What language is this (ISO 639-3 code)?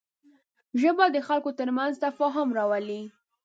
pus